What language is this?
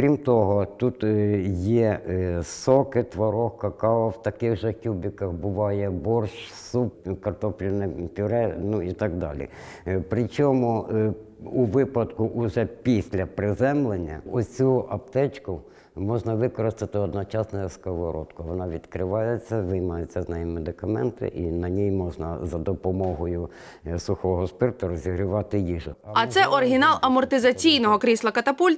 Ukrainian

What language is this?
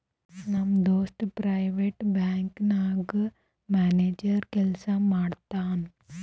Kannada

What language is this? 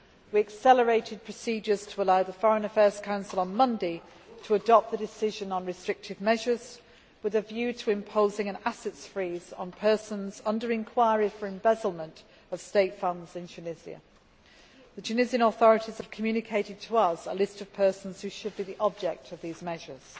English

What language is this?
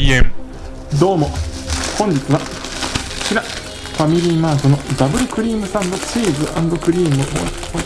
Japanese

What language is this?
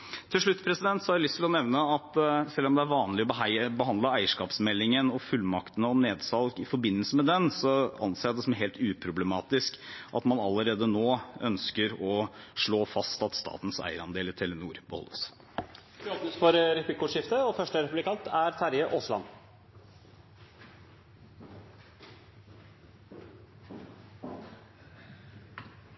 Norwegian Bokmål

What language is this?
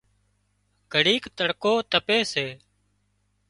Wadiyara Koli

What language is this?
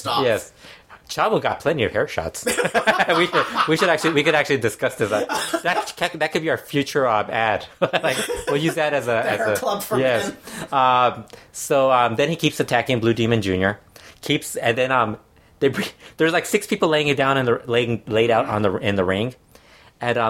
English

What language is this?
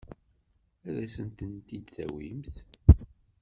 Kabyle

